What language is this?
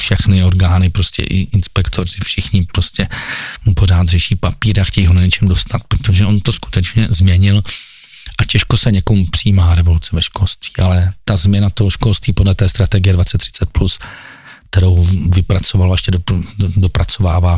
Czech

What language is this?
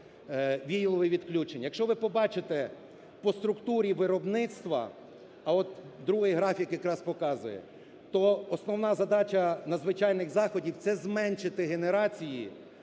Ukrainian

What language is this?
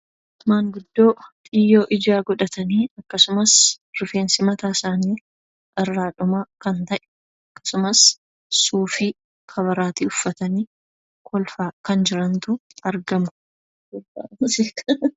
Oromo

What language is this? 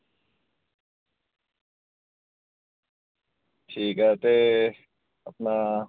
Dogri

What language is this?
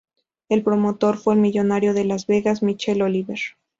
Spanish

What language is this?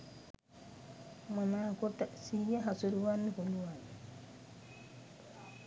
Sinhala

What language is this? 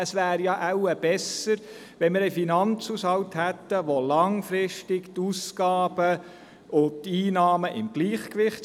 Swiss German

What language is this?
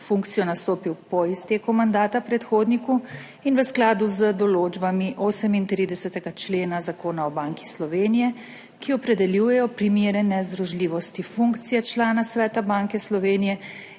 Slovenian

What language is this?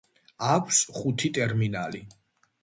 Georgian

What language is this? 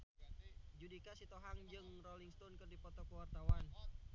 Sundanese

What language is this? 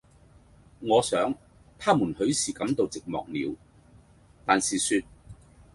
Cantonese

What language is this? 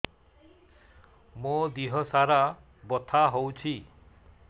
Odia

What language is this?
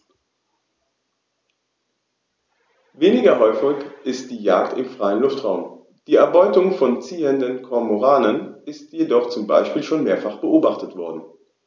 German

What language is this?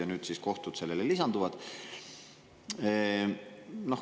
Estonian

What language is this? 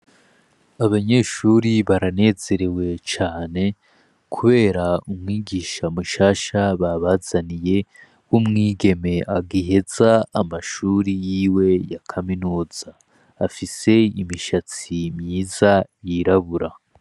Rundi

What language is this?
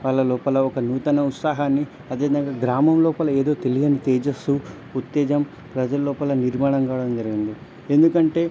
Telugu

